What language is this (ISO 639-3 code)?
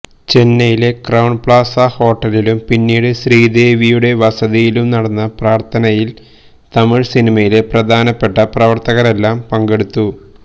mal